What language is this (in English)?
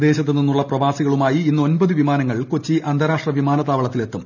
Malayalam